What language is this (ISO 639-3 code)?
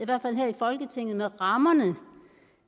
dan